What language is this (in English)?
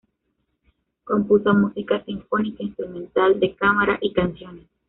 Spanish